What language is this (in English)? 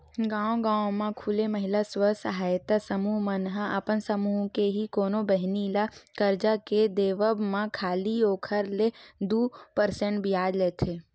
Chhattisgarhi